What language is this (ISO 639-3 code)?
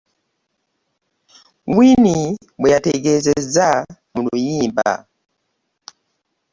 lug